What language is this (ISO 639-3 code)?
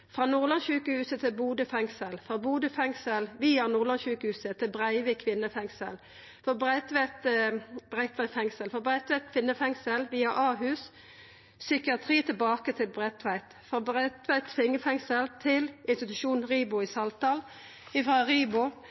nno